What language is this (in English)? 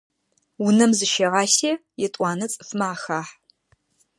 Adyghe